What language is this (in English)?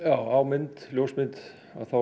Icelandic